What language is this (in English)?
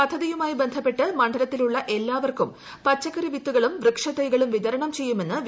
Malayalam